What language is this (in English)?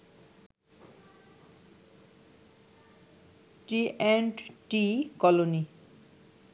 Bangla